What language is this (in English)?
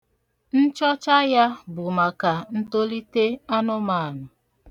Igbo